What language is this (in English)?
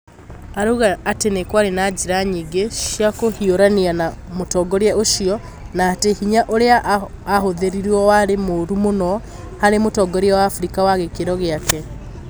Kikuyu